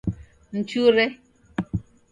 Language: Taita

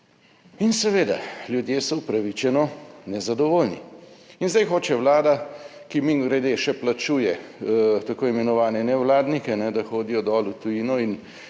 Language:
Slovenian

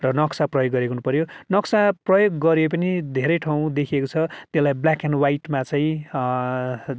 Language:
Nepali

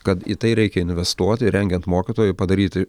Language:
Lithuanian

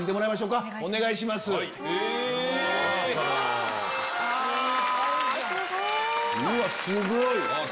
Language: Japanese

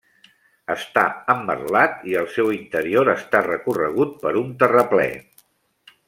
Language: Catalan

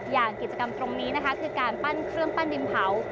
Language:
Thai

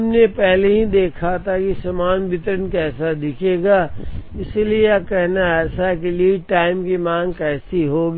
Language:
Hindi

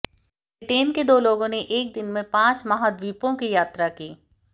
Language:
Hindi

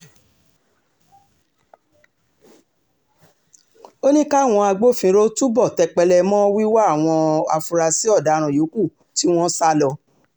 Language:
Yoruba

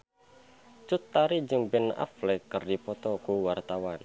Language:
Sundanese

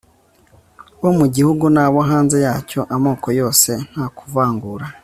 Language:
Kinyarwanda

